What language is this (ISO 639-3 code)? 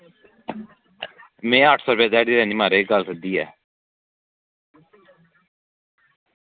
doi